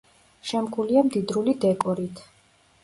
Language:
Georgian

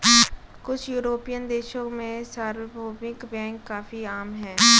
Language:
Hindi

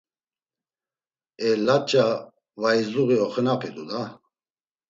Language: Laz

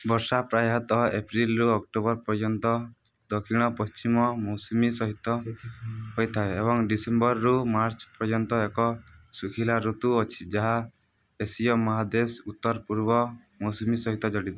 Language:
Odia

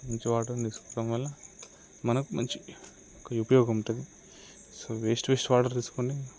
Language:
Telugu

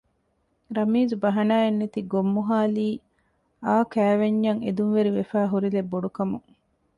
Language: Divehi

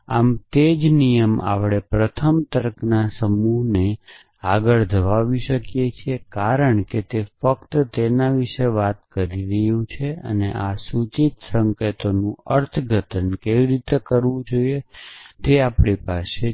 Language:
Gujarati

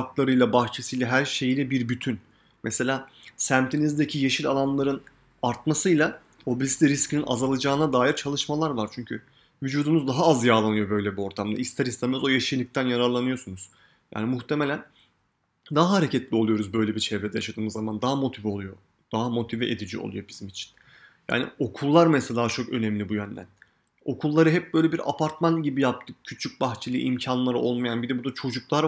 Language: Turkish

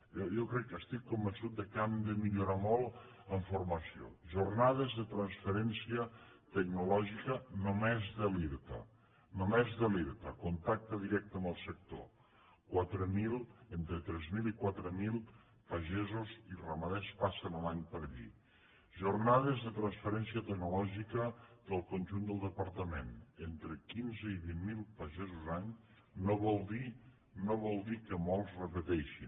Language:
Catalan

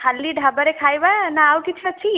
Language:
Odia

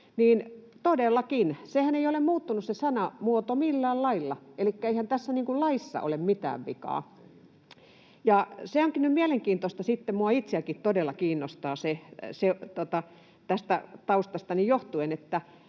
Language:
Finnish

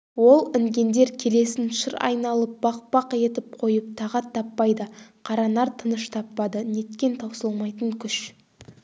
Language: Kazakh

